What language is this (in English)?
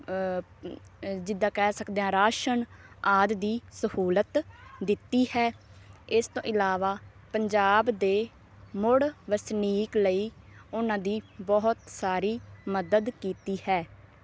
Punjabi